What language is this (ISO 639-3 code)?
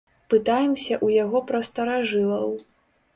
bel